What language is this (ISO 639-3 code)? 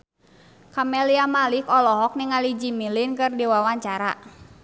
sun